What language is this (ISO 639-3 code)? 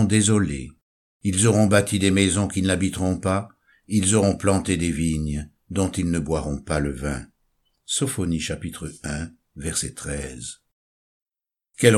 fra